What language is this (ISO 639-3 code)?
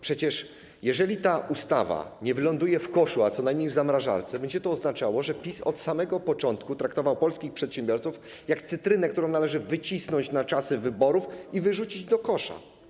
pol